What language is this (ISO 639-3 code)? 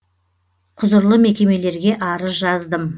kaz